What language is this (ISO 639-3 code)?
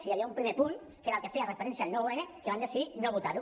cat